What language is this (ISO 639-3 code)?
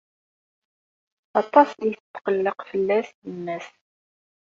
kab